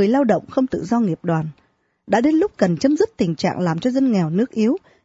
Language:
Vietnamese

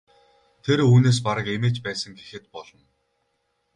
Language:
Mongolian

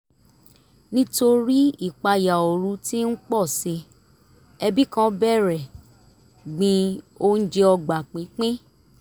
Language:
Yoruba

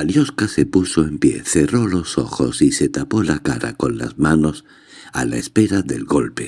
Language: Spanish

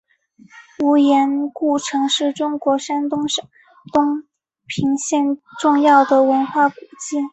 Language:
Chinese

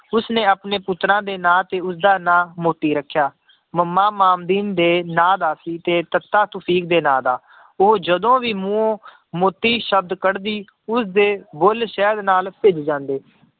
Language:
Punjabi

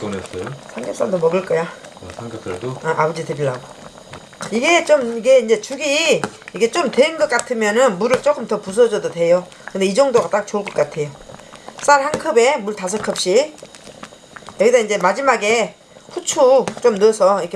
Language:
Korean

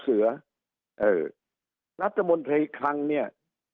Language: Thai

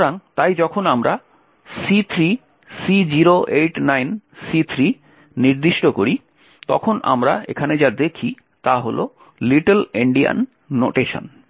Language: Bangla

